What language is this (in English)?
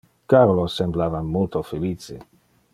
Interlingua